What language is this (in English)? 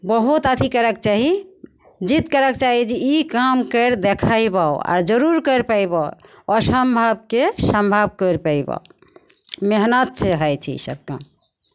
Maithili